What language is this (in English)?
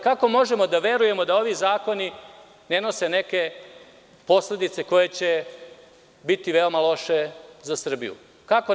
Serbian